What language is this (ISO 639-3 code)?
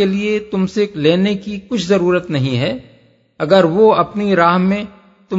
urd